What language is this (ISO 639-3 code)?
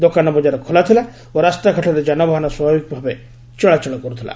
ori